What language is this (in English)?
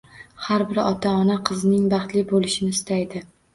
Uzbek